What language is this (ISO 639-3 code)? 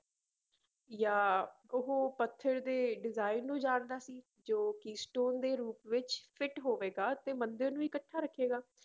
pan